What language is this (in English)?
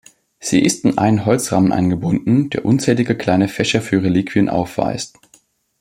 German